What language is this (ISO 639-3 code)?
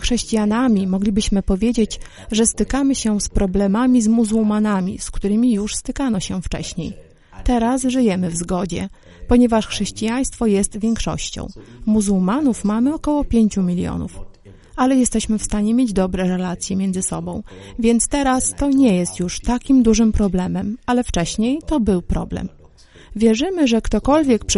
pol